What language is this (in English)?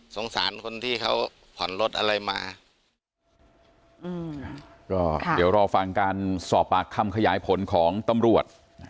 Thai